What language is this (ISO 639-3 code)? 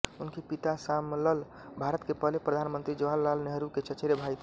hin